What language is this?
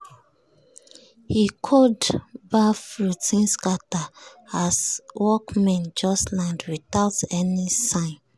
Nigerian Pidgin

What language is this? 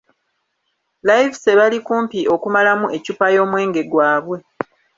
Ganda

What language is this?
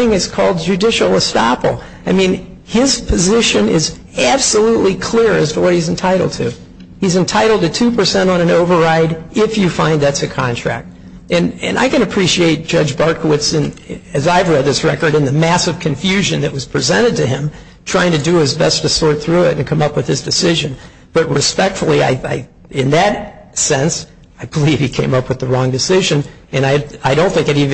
English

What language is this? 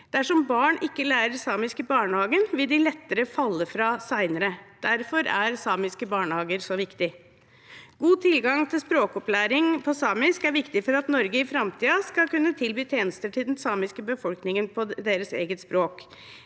Norwegian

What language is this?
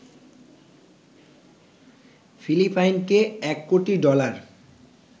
Bangla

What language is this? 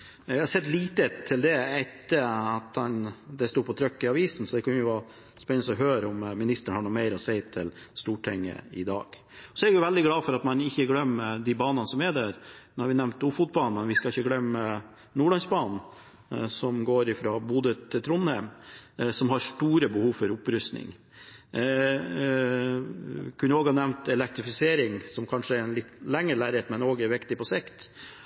Norwegian Bokmål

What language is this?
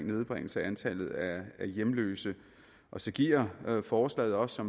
Danish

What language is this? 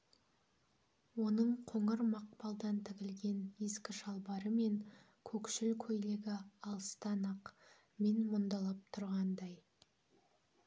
Kazakh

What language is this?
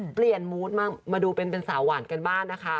Thai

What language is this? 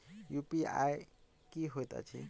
Maithili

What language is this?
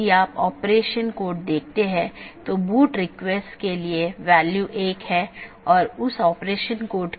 Hindi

